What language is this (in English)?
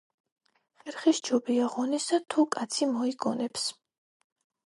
Georgian